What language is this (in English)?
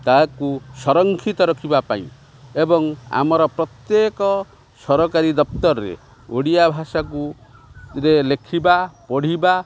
Odia